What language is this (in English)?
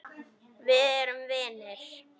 Icelandic